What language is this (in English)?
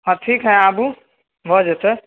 Maithili